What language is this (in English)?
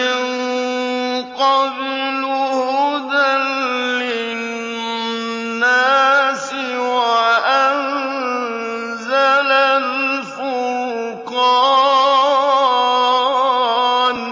Arabic